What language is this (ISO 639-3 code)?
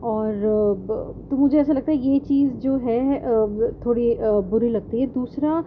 urd